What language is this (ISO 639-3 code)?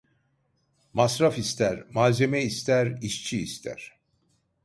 tur